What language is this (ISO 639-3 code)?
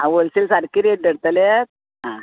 kok